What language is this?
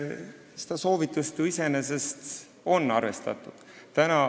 Estonian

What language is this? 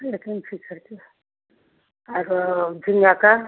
Hindi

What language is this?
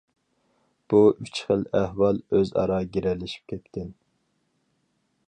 Uyghur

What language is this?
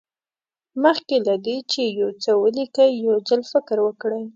Pashto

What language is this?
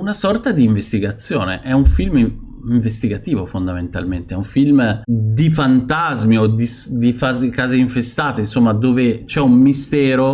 Italian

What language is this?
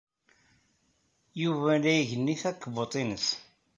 Kabyle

